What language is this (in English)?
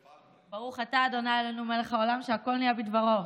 Hebrew